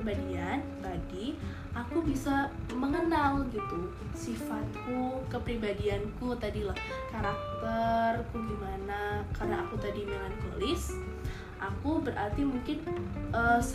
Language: Indonesian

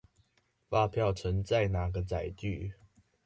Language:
Chinese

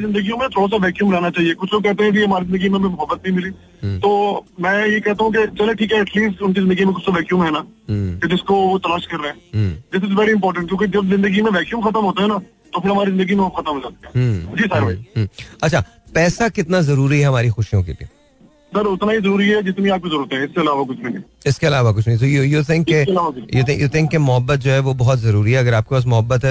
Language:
Hindi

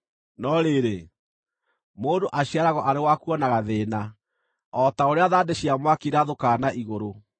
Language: Kikuyu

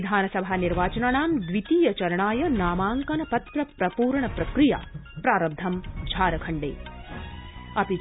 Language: Sanskrit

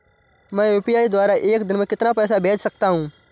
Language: Hindi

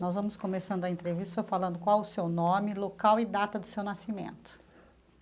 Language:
Portuguese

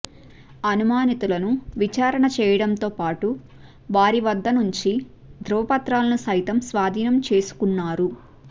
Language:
Telugu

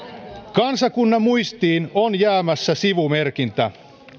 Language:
Finnish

